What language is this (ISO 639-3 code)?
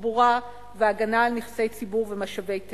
heb